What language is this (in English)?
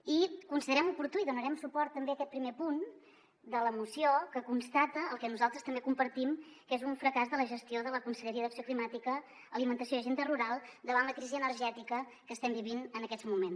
Catalan